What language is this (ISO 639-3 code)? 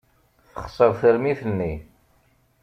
kab